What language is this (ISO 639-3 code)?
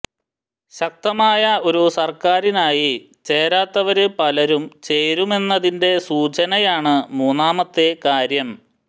mal